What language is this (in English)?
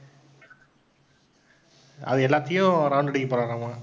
Tamil